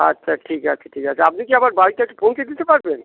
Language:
Bangla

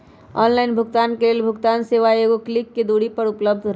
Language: Magahi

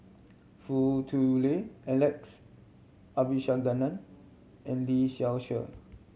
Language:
English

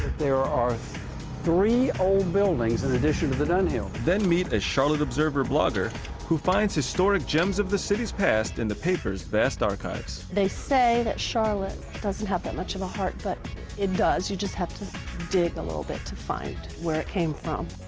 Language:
English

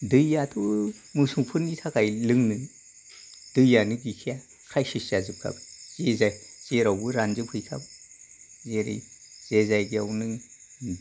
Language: Bodo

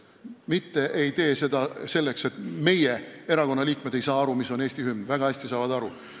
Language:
Estonian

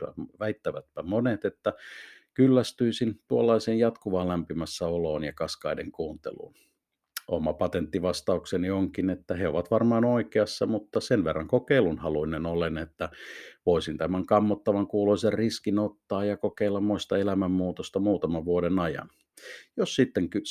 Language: Finnish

